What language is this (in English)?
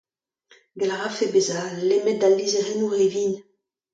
Breton